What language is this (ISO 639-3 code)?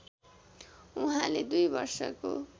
nep